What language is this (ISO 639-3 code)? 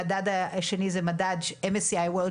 heb